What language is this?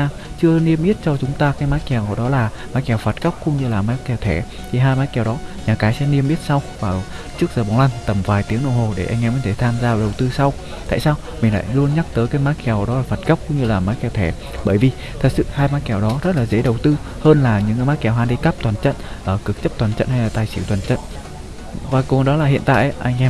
Vietnamese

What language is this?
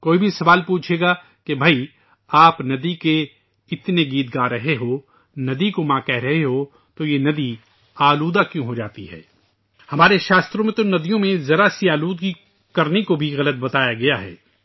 Urdu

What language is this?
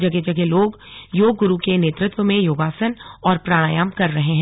Hindi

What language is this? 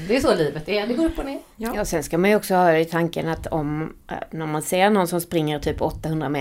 Swedish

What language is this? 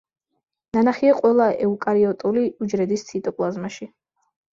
Georgian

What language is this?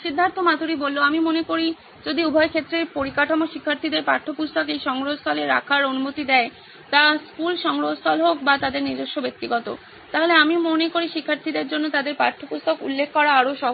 Bangla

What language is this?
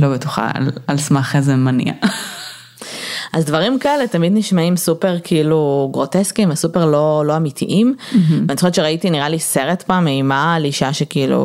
Hebrew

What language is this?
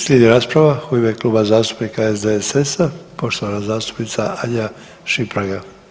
Croatian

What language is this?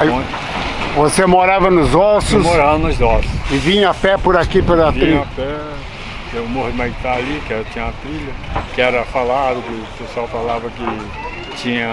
Portuguese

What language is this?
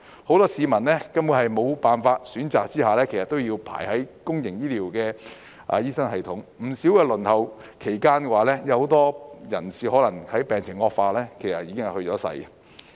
Cantonese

